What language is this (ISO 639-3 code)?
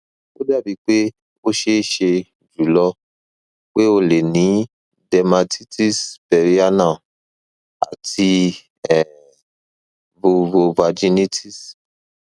yor